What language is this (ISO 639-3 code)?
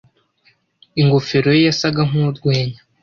kin